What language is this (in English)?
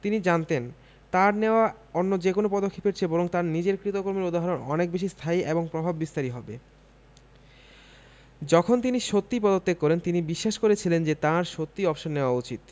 Bangla